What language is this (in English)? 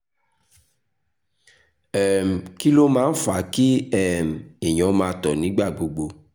Yoruba